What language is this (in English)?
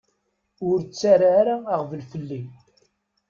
Kabyle